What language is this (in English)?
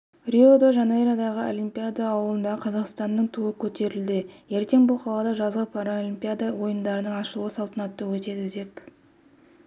Kazakh